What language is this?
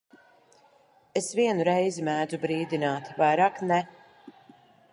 Latvian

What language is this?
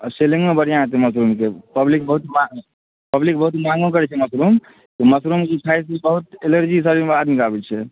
Maithili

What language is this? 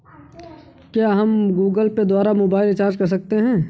Hindi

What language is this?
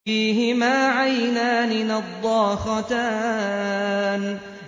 Arabic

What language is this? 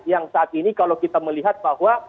Indonesian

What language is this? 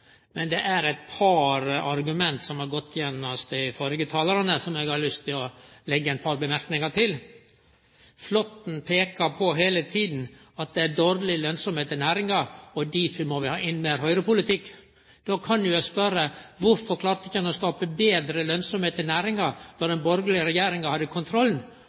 Norwegian Nynorsk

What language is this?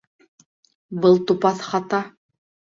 Bashkir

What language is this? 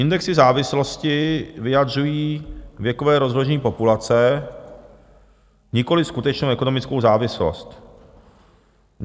Czech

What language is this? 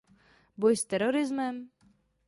Czech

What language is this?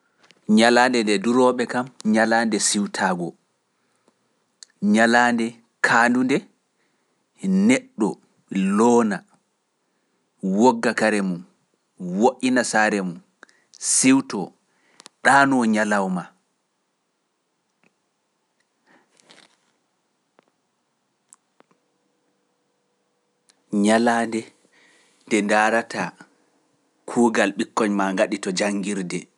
Pular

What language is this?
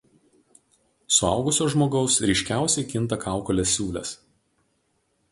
Lithuanian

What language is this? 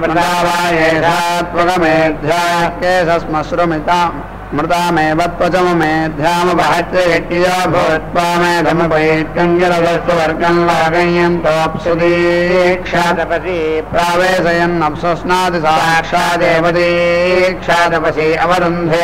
Hindi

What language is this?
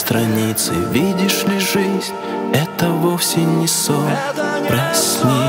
Romanian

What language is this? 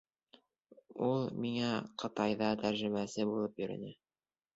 Bashkir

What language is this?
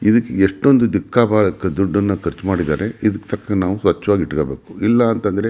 Kannada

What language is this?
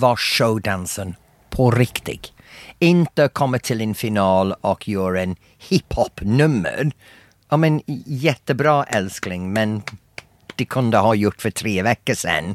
Swedish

